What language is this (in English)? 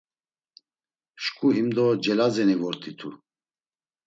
Laz